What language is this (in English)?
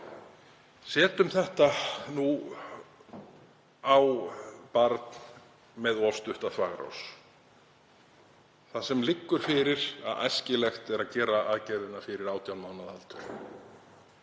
Icelandic